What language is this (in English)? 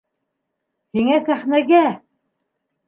Bashkir